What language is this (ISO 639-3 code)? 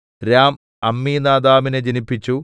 mal